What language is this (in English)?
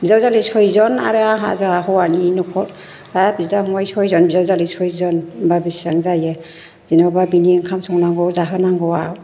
Bodo